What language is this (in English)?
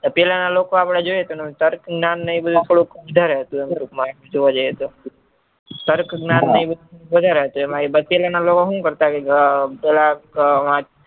Gujarati